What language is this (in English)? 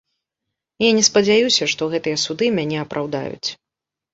Belarusian